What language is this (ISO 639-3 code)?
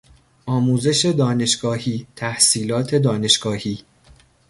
fas